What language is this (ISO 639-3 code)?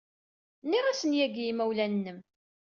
kab